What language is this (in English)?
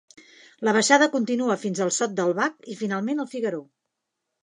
Catalan